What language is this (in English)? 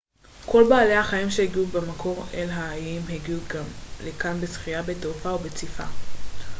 Hebrew